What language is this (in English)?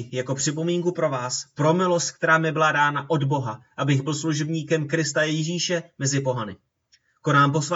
Czech